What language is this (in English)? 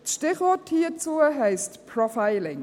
Swiss German